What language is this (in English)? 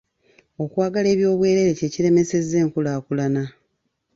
Ganda